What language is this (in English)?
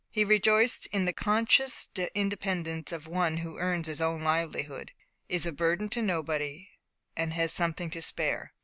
English